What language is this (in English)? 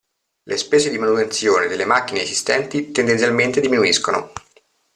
Italian